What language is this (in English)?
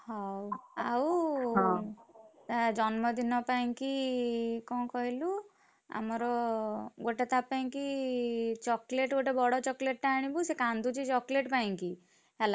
Odia